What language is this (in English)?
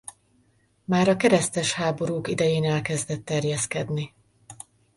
Hungarian